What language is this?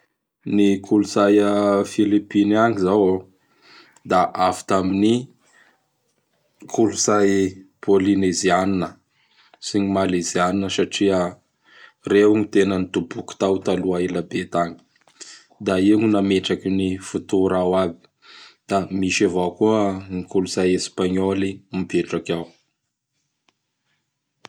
Bara Malagasy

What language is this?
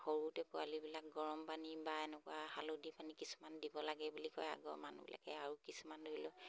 Assamese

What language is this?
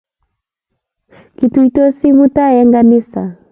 Kalenjin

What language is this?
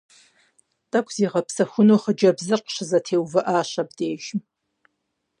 Kabardian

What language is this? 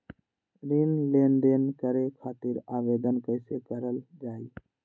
Magahi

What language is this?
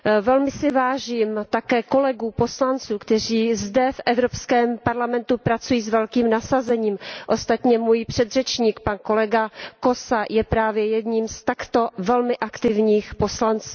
Czech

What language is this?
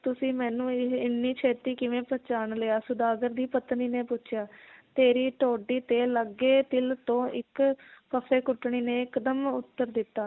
Punjabi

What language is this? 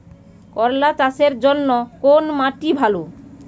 Bangla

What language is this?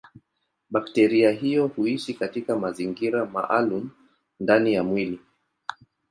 Swahili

